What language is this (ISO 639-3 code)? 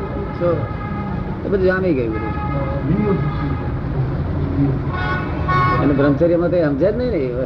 guj